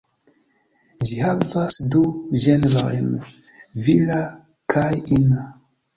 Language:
Esperanto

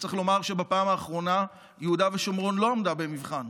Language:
Hebrew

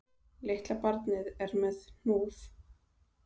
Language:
Icelandic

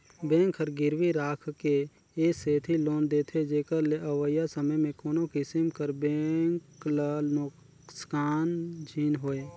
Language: Chhattisgarhi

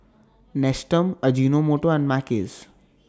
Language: English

